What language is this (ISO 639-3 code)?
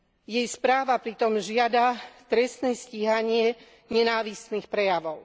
slk